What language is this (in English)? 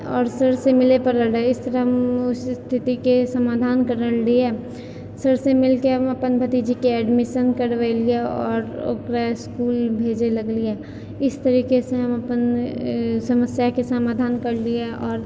Maithili